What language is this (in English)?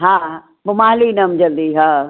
Sindhi